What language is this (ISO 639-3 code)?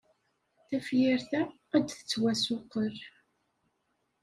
kab